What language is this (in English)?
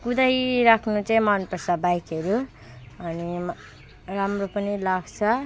Nepali